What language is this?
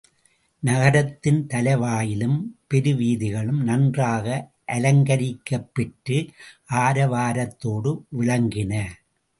Tamil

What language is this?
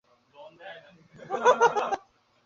Bangla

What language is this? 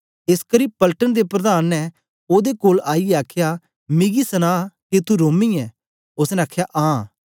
Dogri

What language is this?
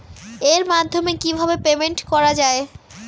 Bangla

